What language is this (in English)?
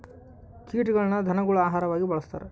Kannada